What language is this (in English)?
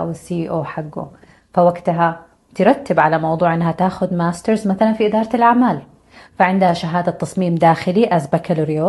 Arabic